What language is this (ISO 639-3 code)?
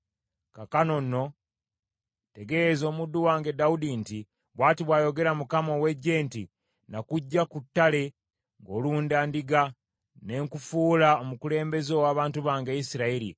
lug